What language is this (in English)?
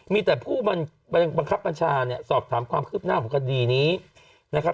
Thai